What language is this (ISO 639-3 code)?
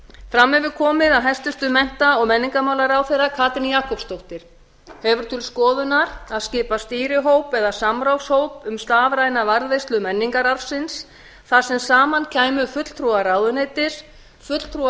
isl